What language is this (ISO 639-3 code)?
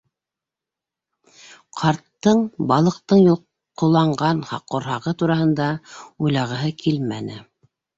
bak